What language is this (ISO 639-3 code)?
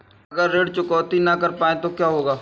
hin